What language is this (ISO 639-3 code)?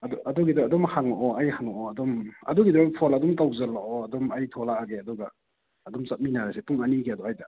mni